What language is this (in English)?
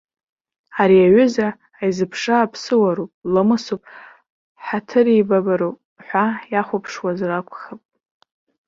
Abkhazian